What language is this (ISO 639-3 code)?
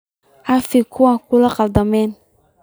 som